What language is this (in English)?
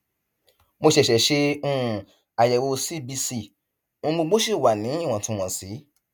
Yoruba